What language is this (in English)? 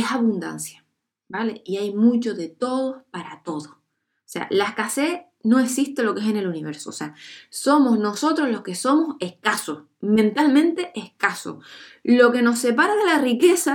Spanish